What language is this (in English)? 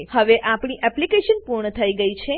Gujarati